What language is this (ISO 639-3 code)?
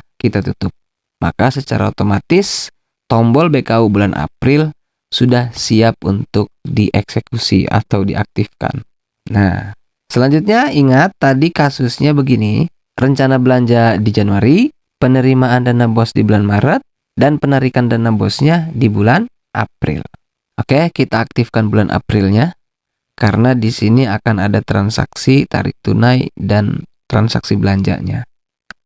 ind